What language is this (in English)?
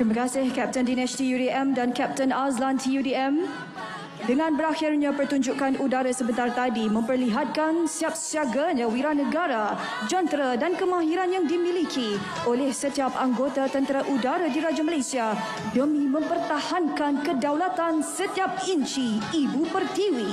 Malay